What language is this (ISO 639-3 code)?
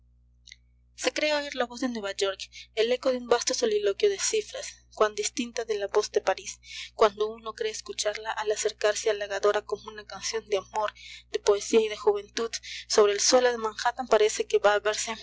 spa